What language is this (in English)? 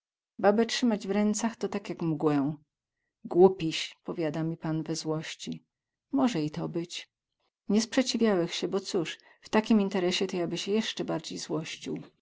Polish